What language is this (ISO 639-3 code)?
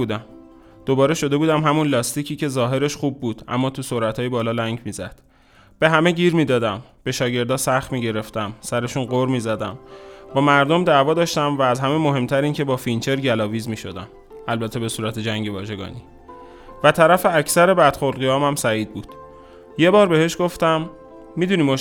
fas